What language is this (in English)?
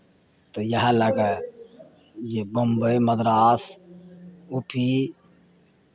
Maithili